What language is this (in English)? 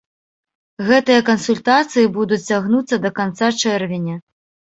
Belarusian